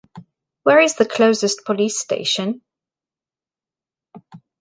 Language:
English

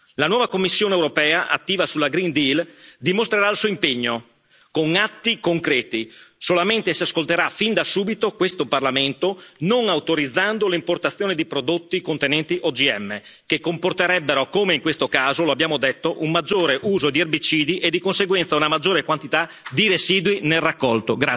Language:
Italian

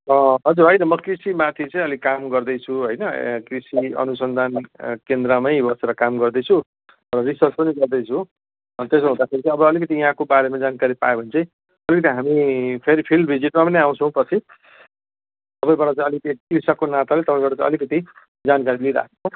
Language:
Nepali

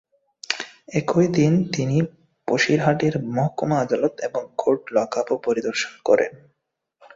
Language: Bangla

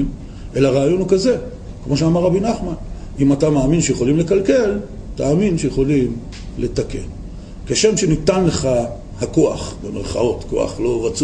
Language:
Hebrew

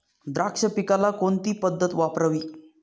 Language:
Marathi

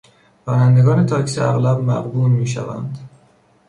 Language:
Persian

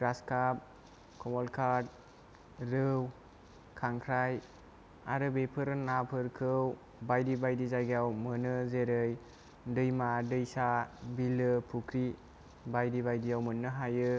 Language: Bodo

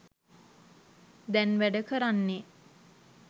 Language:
Sinhala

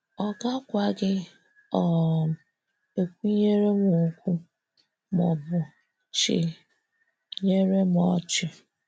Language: Igbo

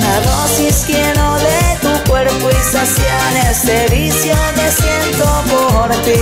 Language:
Spanish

